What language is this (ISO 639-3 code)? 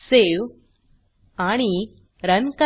mar